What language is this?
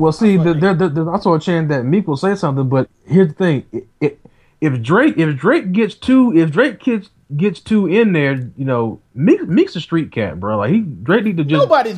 English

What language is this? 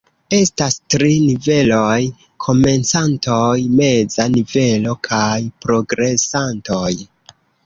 Esperanto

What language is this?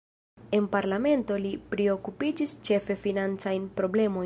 Esperanto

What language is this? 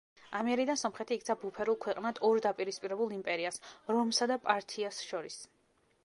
Georgian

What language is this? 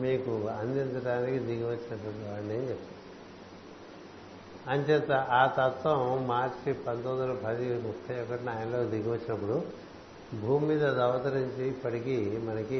Telugu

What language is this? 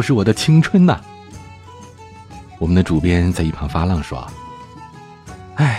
Chinese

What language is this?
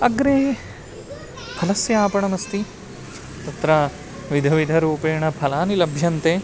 Sanskrit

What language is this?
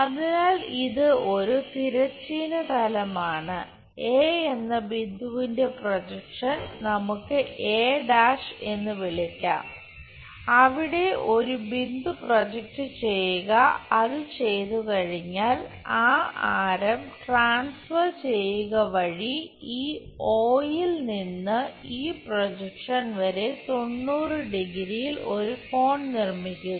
Malayalam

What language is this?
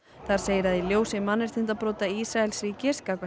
Icelandic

